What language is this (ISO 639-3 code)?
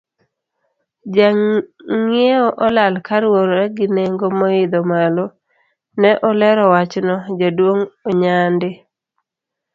luo